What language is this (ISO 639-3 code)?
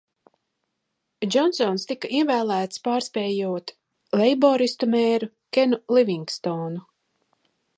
lav